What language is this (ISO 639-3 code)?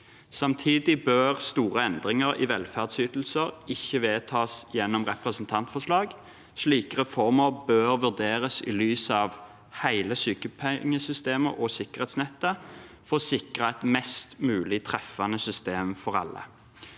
nor